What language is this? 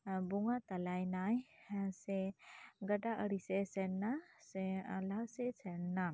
Santali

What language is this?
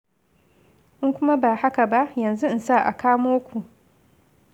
Hausa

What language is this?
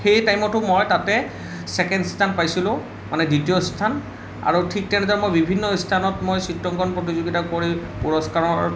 Assamese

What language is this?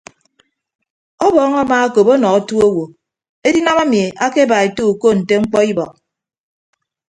Ibibio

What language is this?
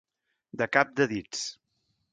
Catalan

